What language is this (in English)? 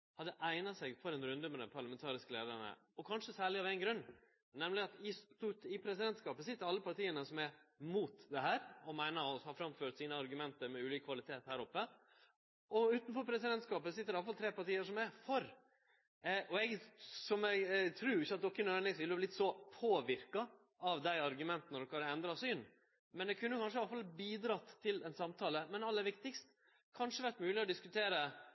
Norwegian Nynorsk